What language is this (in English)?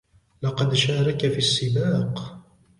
Arabic